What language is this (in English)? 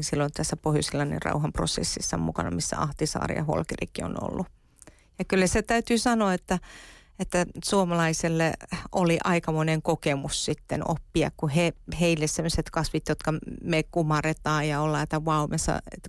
Finnish